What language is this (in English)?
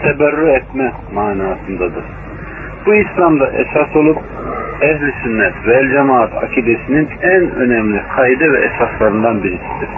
Turkish